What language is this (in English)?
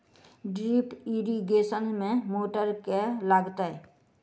Maithili